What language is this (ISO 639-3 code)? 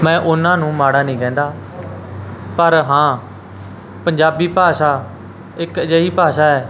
pan